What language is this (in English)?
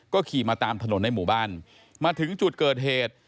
Thai